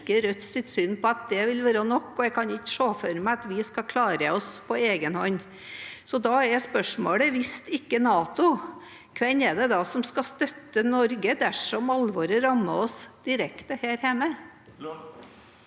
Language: Norwegian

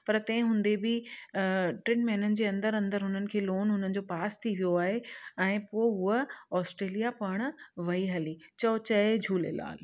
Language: Sindhi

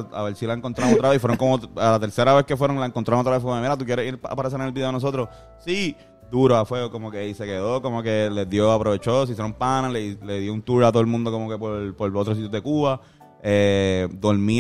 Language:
Spanish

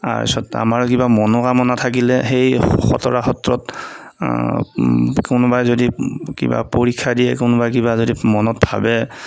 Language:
Assamese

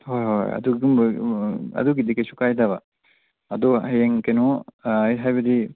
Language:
Manipuri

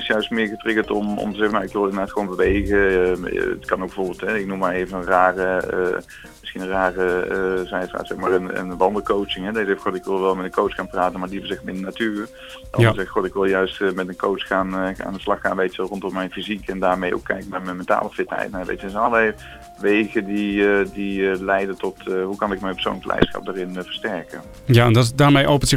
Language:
Dutch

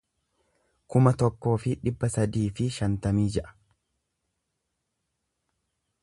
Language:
Oromo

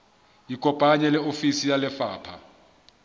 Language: Southern Sotho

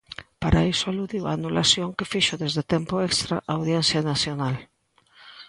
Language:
Galician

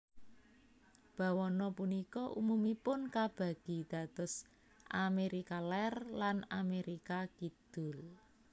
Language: Javanese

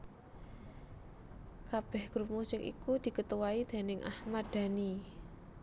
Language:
Javanese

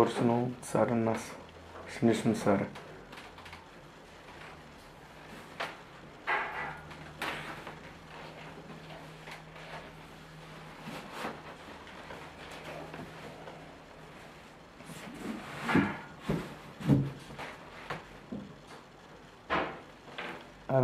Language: Romanian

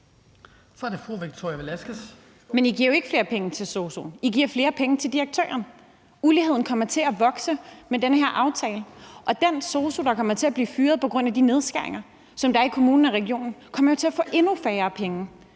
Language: Danish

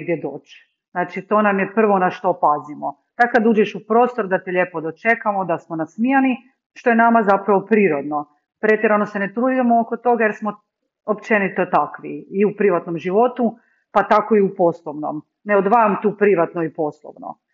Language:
Croatian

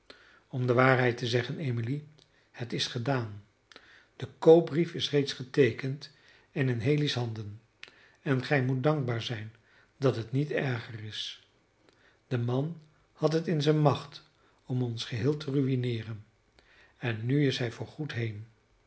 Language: Dutch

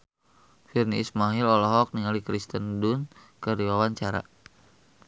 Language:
Sundanese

